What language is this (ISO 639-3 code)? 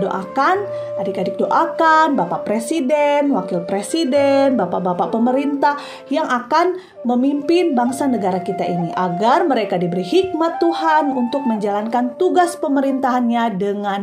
ind